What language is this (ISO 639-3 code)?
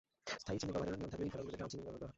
ben